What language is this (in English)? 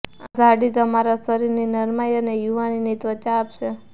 Gujarati